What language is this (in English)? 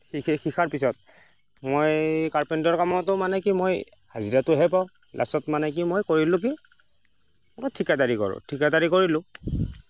Assamese